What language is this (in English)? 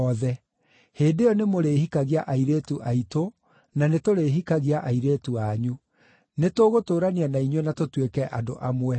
Kikuyu